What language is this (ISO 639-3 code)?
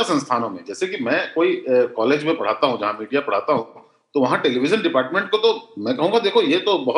hin